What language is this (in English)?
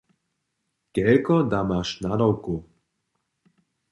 Upper Sorbian